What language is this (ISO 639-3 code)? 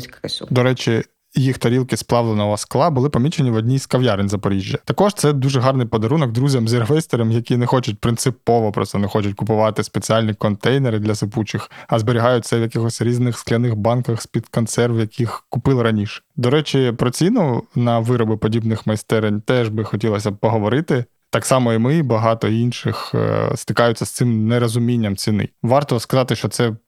ukr